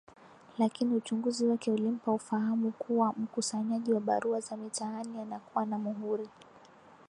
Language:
Swahili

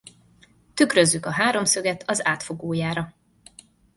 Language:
Hungarian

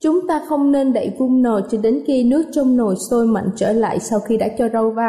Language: Vietnamese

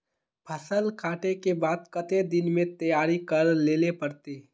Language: Magahi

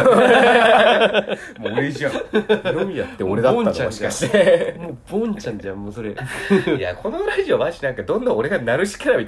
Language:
Japanese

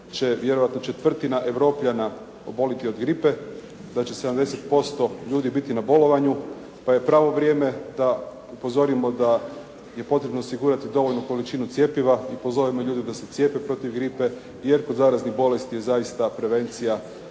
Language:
Croatian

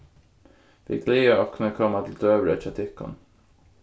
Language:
Faroese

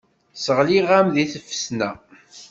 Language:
Kabyle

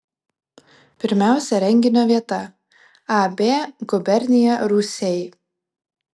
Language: Lithuanian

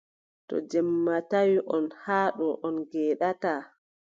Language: Adamawa Fulfulde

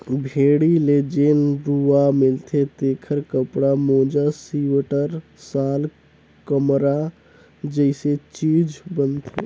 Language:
Chhattisgarhi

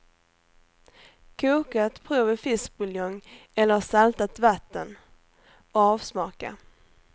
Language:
Swedish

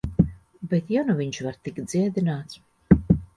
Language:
Latvian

